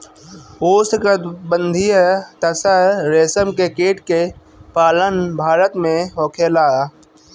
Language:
Bhojpuri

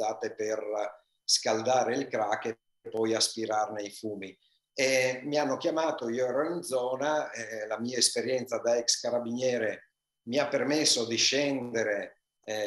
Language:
Italian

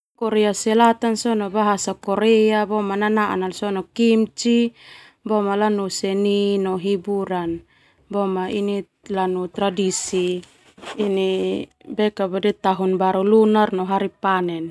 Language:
Termanu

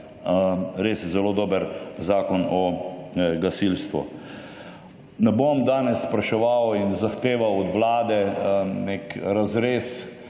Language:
Slovenian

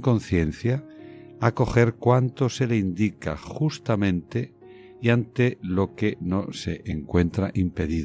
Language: Spanish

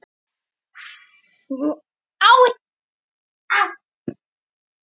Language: Icelandic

